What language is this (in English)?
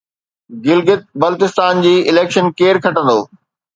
Sindhi